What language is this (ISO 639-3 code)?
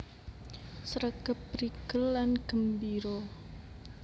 jav